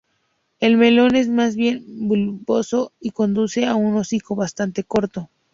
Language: Spanish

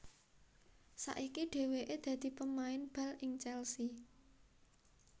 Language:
Javanese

